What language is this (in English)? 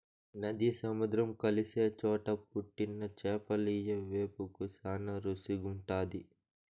Telugu